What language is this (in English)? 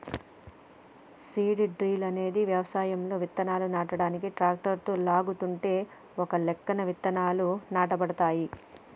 Telugu